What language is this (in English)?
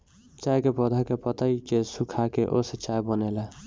Bhojpuri